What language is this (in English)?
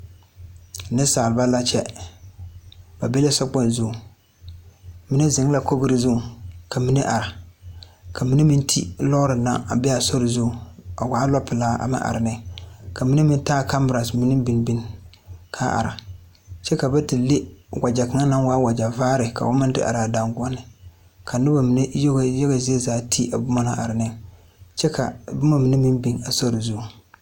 Southern Dagaare